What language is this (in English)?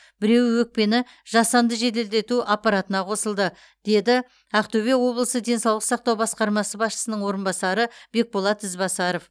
Kazakh